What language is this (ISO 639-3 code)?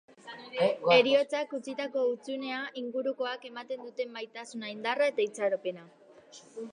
eus